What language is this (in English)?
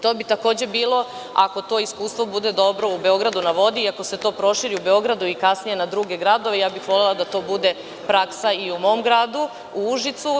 Serbian